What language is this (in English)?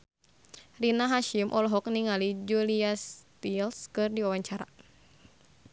Sundanese